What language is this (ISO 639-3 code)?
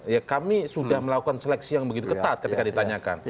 ind